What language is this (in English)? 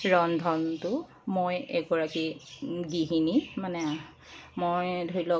Assamese